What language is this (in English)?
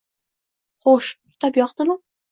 Uzbek